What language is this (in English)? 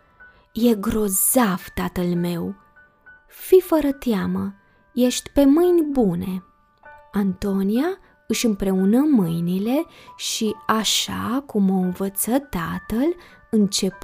Romanian